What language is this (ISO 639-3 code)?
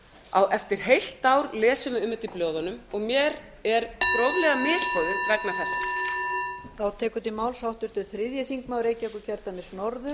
isl